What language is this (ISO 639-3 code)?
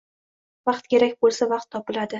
uzb